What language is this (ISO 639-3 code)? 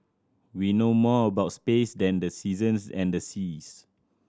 eng